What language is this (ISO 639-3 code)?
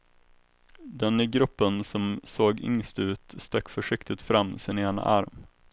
swe